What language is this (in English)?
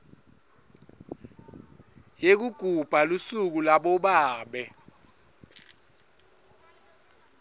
Swati